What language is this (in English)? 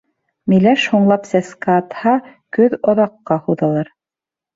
Bashkir